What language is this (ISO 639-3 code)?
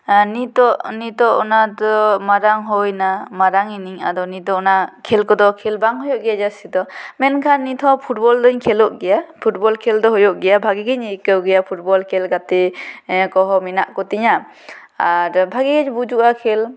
sat